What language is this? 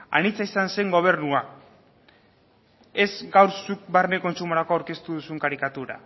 Basque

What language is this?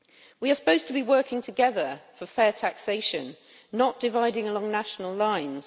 English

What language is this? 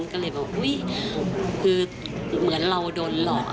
Thai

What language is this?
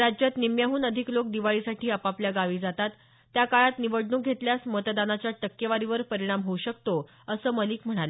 Marathi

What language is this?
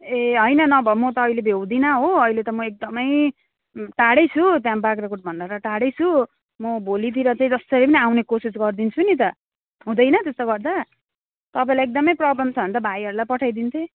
Nepali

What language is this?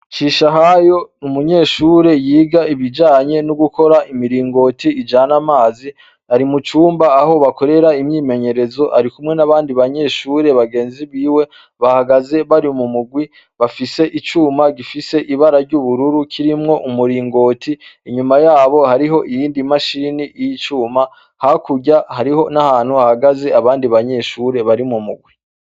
Rundi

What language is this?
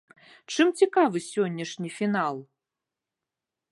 Belarusian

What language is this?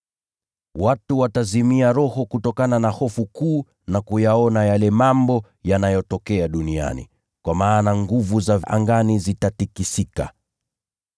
Swahili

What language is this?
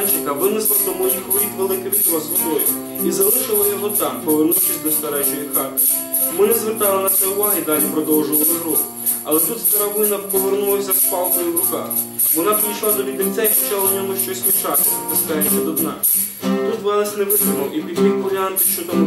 Ukrainian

